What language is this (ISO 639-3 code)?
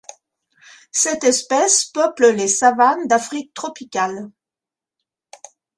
fra